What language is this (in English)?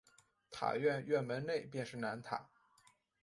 Chinese